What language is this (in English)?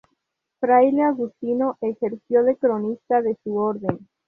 Spanish